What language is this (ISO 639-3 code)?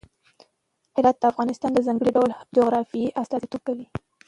pus